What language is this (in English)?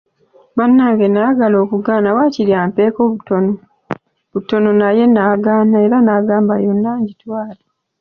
Ganda